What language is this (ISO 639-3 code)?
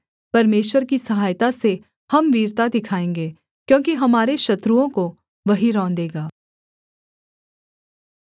hin